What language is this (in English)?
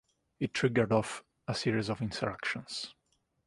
English